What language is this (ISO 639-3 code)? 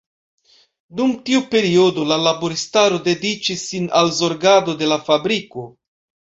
epo